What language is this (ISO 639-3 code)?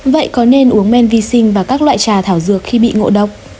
vie